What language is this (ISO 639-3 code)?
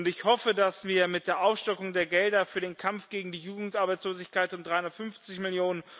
deu